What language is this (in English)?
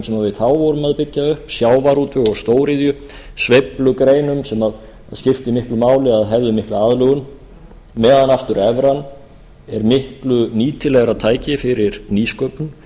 Icelandic